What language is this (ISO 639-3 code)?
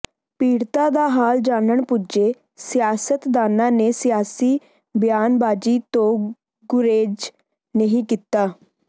pan